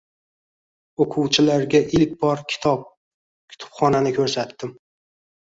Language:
Uzbek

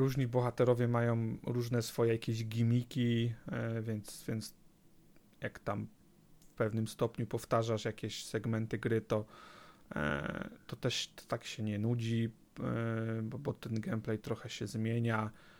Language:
Polish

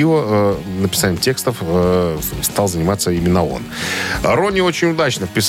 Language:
Russian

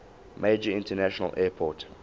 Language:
English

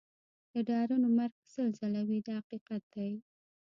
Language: Pashto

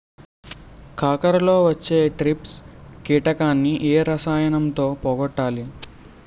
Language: Telugu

